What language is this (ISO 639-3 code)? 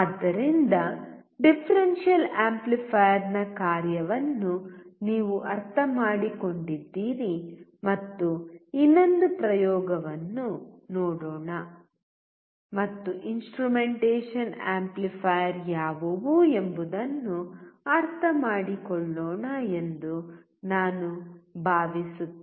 kan